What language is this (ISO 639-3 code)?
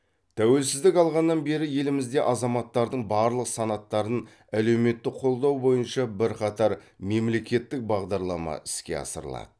kaz